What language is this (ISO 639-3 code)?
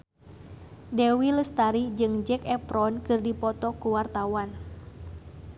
sun